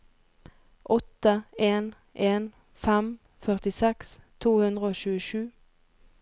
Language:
Norwegian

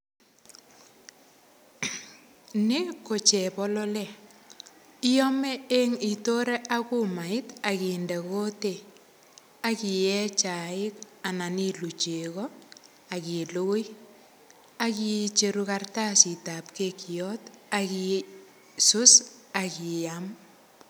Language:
Kalenjin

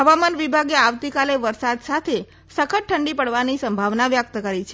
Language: Gujarati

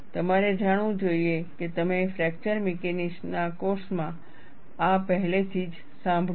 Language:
Gujarati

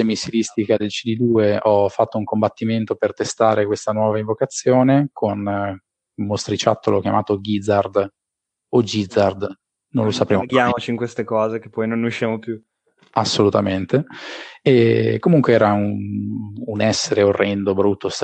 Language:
Italian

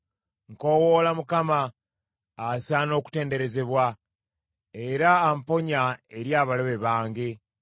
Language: Ganda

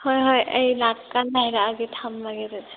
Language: Manipuri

